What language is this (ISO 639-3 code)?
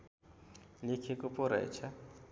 nep